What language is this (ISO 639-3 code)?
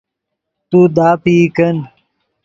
ydg